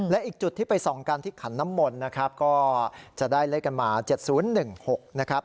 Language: Thai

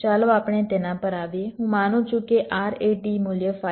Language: Gujarati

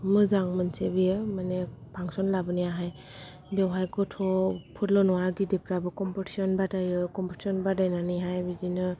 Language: Bodo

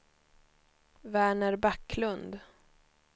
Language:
Swedish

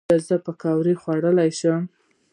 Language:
Pashto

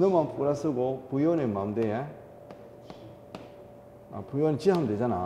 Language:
Korean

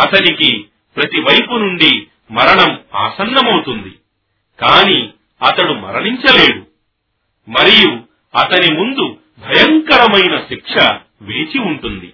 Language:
Telugu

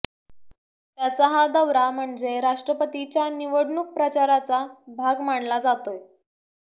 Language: Marathi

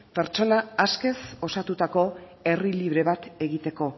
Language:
Basque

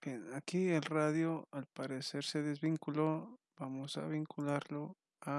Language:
Spanish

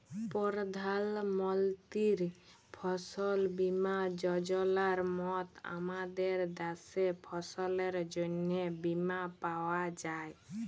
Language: Bangla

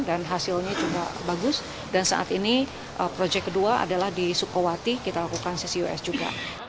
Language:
Indonesian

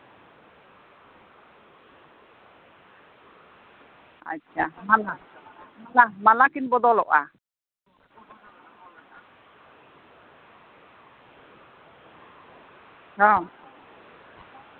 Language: Santali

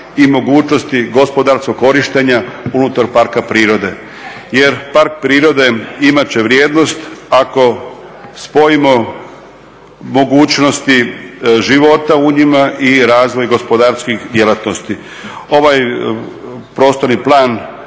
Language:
Croatian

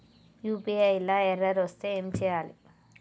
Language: Telugu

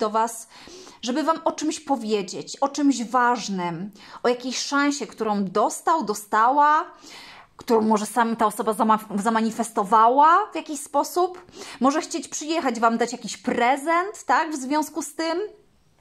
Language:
Polish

